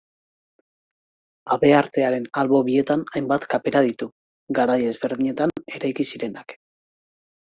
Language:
Basque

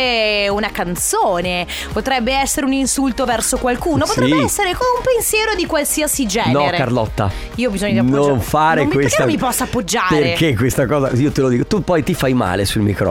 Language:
Italian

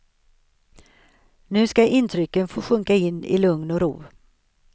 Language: Swedish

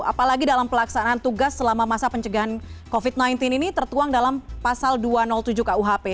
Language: Indonesian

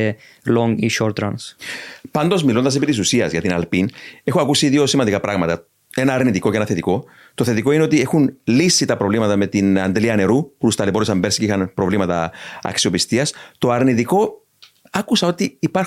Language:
Greek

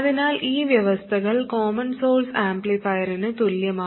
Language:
Malayalam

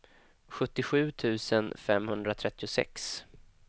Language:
Swedish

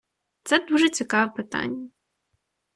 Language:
Ukrainian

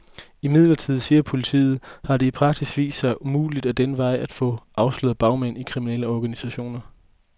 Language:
Danish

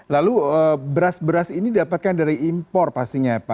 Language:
Indonesian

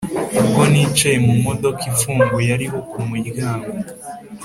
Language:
Kinyarwanda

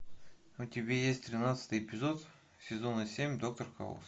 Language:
Russian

